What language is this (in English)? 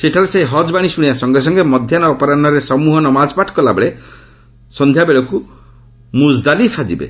Odia